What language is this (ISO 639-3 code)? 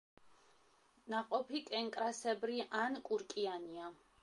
kat